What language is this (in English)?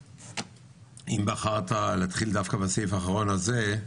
Hebrew